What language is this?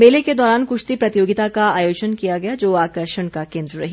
Hindi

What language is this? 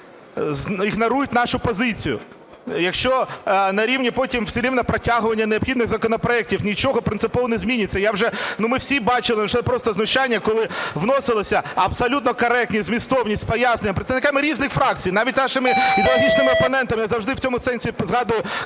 Ukrainian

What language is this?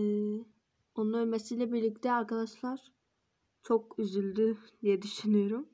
Turkish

